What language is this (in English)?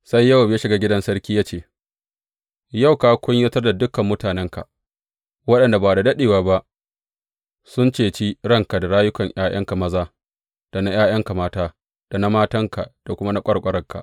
Hausa